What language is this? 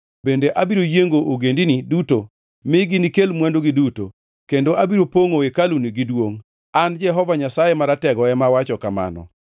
Luo (Kenya and Tanzania)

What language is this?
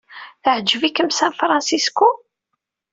Kabyle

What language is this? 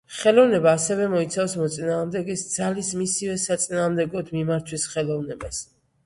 Georgian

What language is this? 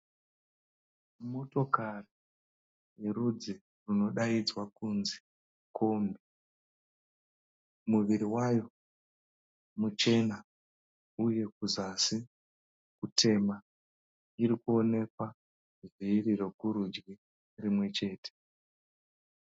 Shona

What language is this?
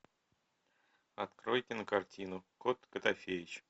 Russian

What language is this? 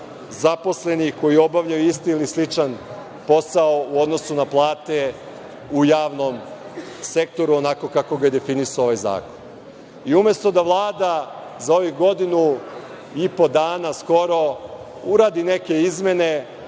Serbian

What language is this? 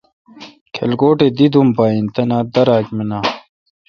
Kalkoti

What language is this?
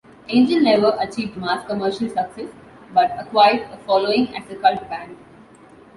English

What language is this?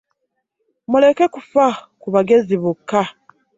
Ganda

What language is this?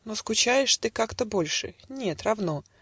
Russian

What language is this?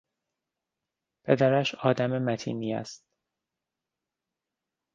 Persian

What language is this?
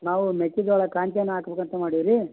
Kannada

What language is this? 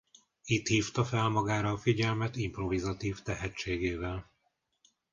Hungarian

